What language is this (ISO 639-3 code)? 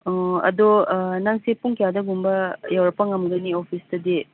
mni